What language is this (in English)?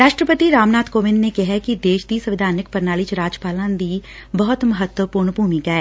Punjabi